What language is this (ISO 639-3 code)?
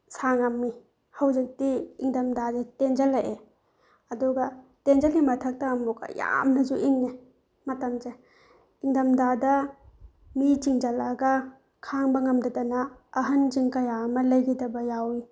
mni